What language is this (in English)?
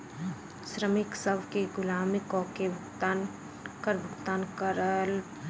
Maithili